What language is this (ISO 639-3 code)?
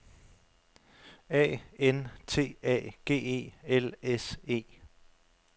dan